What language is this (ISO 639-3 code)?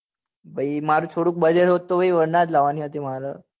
guj